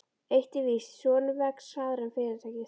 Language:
Icelandic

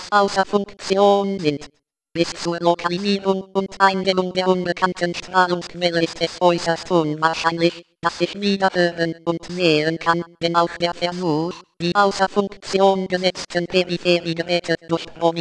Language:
German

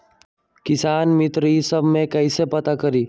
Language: Magahi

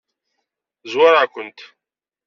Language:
Kabyle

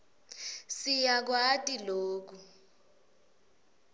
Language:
Swati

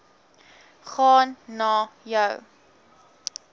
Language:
Afrikaans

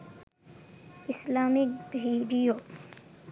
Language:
Bangla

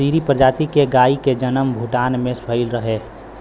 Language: Bhojpuri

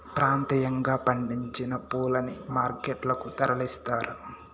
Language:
Telugu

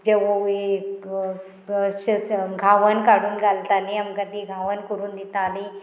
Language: Konkani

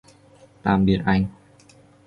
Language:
Vietnamese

